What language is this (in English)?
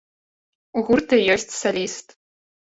Belarusian